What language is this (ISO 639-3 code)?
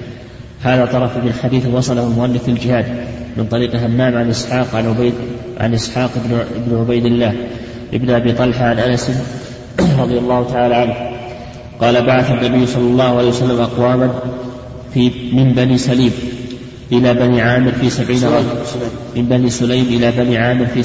ara